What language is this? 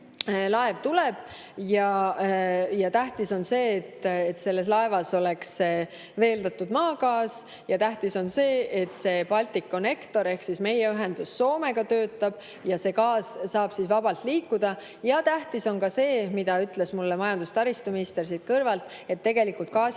Estonian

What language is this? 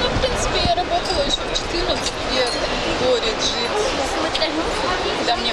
Russian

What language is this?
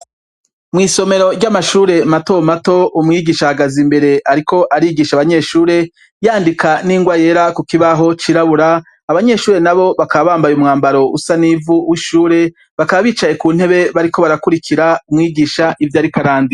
Rundi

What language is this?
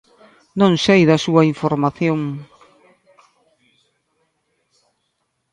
Galician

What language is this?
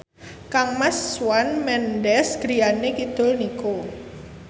Javanese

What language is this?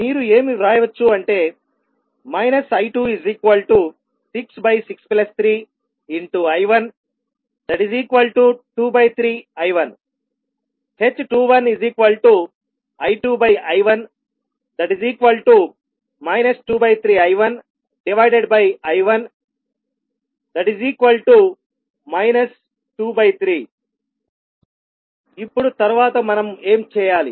Telugu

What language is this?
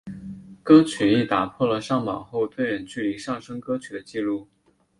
Chinese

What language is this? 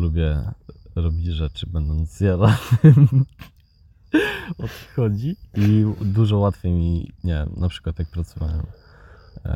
Polish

